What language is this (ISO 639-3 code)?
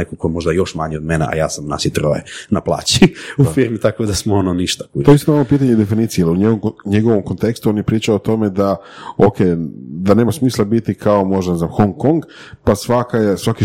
hrv